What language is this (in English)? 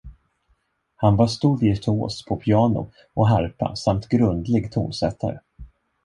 Swedish